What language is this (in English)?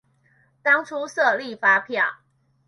Chinese